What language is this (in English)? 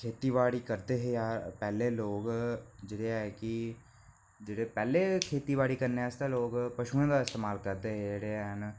Dogri